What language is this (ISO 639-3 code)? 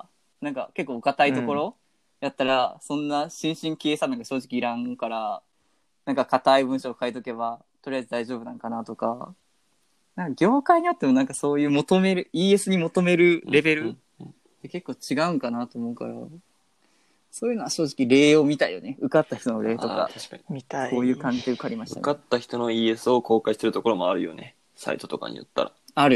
jpn